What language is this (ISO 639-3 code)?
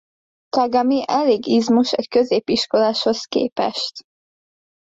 hun